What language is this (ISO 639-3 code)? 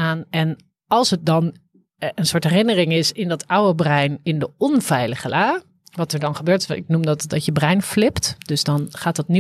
nld